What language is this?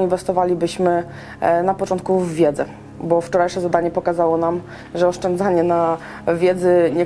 Polish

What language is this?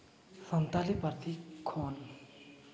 Santali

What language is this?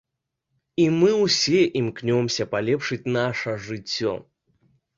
Belarusian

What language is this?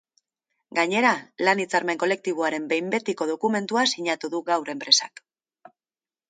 Basque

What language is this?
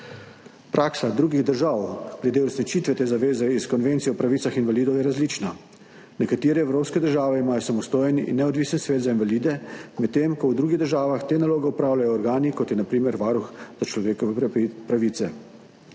Slovenian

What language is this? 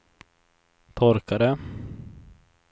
Swedish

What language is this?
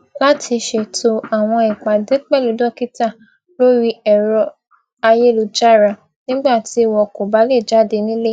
Yoruba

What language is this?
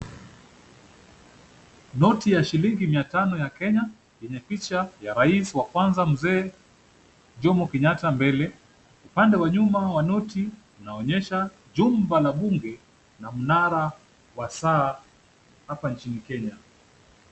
Swahili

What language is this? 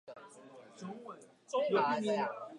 Chinese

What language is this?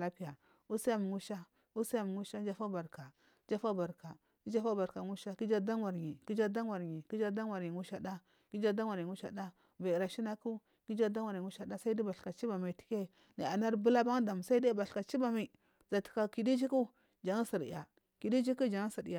Marghi South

